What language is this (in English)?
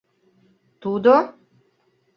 Mari